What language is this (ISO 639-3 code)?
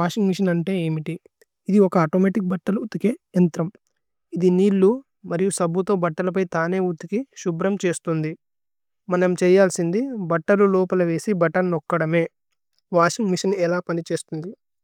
tcy